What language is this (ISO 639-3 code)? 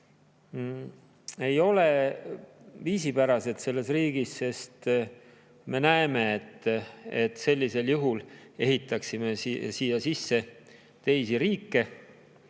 est